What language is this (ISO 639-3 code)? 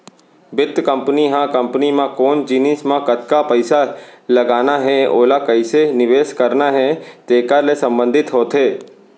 hne